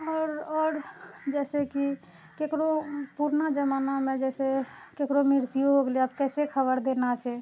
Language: Maithili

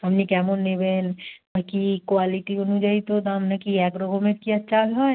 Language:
Bangla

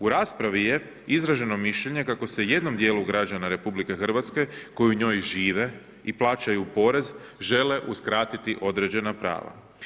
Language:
Croatian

